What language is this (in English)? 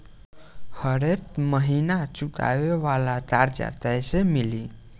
Bhojpuri